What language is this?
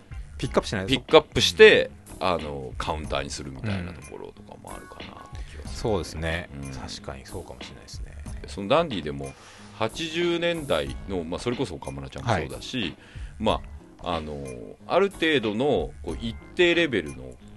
Japanese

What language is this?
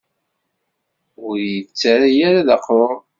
Kabyle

